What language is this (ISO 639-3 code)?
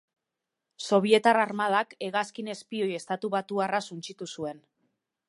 eus